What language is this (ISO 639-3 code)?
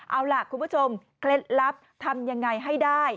tha